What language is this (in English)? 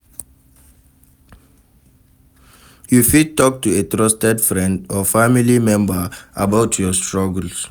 Nigerian Pidgin